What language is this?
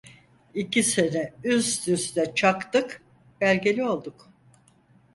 Turkish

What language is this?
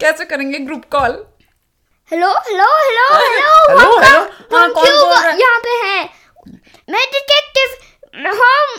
Hindi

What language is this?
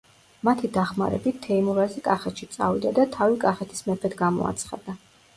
Georgian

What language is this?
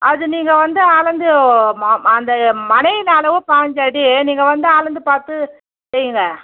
Tamil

